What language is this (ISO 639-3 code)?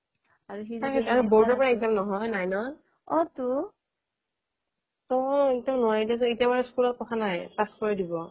asm